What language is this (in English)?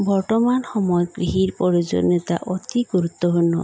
Assamese